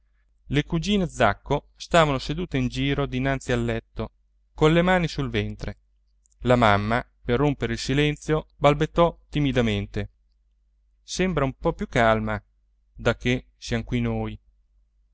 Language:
Italian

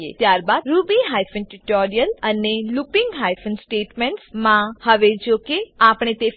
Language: Gujarati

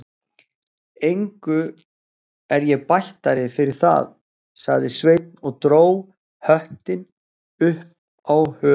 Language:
Icelandic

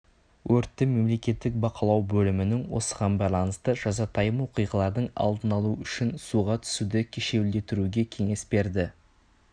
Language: Kazakh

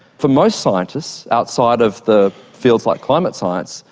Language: English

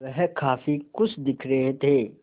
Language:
Hindi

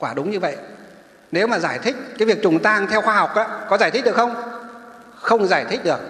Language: Vietnamese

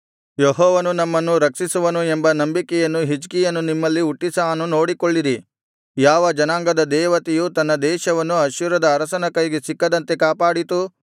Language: Kannada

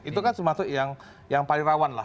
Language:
Indonesian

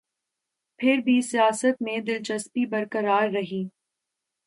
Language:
Urdu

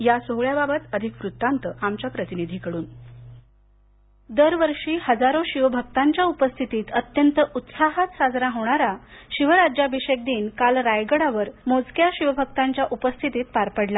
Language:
Marathi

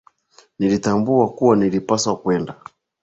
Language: Swahili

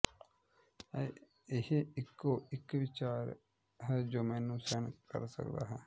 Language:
Punjabi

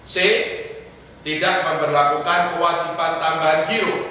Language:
Indonesian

